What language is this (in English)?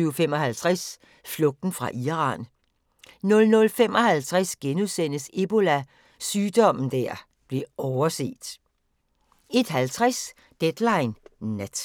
Danish